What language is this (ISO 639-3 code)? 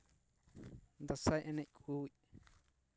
sat